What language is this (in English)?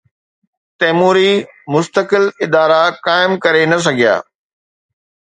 Sindhi